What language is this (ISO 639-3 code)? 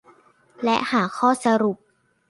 tha